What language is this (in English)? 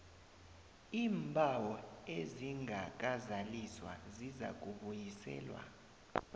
South Ndebele